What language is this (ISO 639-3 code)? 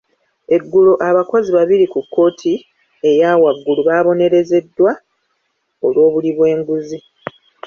lug